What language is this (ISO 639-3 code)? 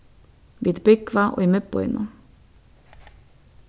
fao